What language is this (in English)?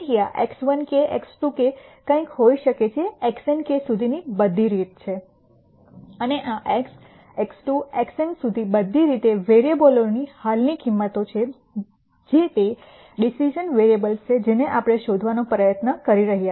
Gujarati